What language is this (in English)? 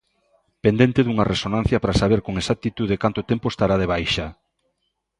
Galician